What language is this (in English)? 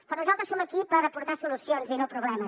Catalan